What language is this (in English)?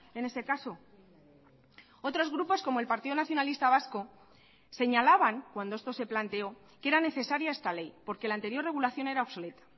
Spanish